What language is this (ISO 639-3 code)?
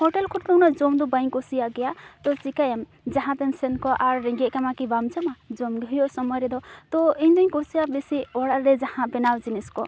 sat